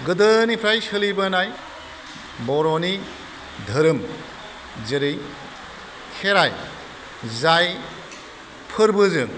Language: Bodo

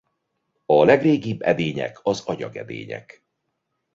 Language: Hungarian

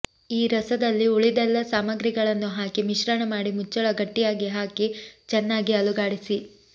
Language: Kannada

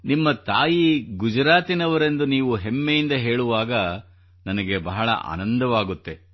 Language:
Kannada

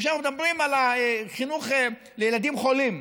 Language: Hebrew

